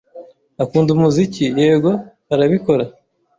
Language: Kinyarwanda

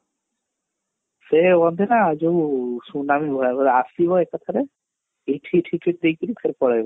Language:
Odia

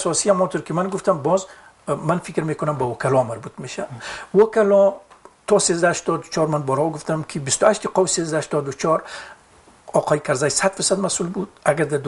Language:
Persian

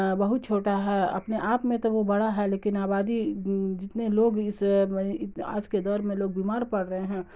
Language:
Urdu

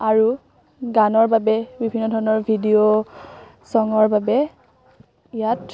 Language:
Assamese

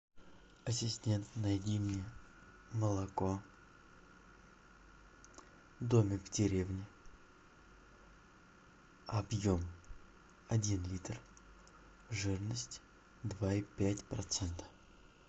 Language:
Russian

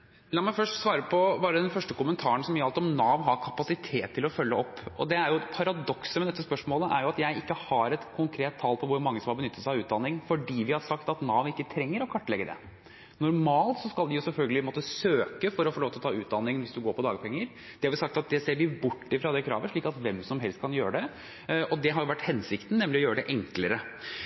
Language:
Norwegian Bokmål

